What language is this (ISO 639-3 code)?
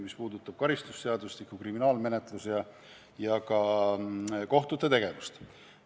est